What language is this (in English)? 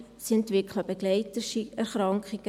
Swiss German